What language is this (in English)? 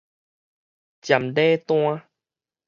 Min Nan Chinese